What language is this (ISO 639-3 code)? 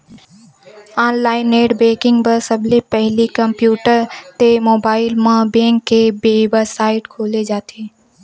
hne